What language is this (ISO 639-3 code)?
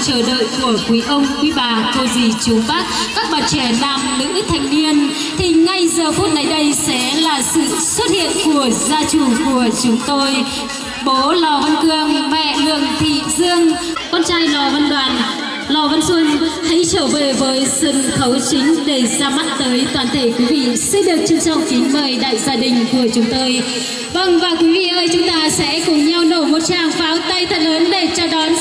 vie